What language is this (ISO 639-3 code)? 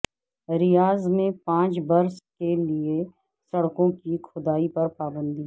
urd